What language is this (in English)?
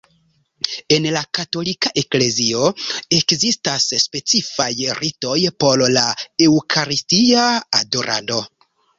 Esperanto